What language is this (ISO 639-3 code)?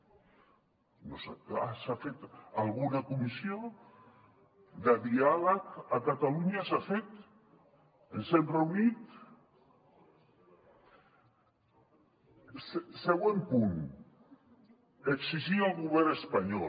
cat